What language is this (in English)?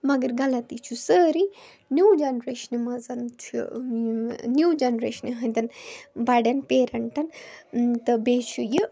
Kashmiri